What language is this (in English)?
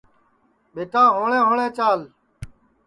Sansi